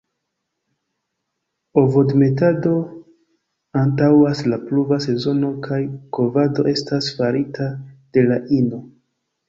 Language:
Esperanto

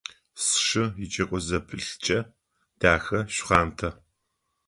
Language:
Adyghe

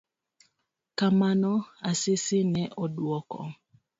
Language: Luo (Kenya and Tanzania)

